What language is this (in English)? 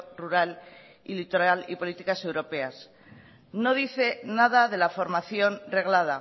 Spanish